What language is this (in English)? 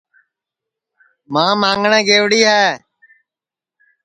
Sansi